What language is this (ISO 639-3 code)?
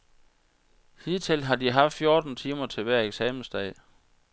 dan